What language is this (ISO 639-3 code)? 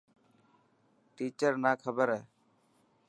mki